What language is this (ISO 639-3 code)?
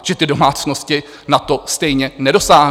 ces